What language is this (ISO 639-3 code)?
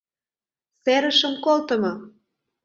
chm